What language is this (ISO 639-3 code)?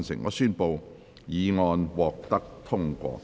yue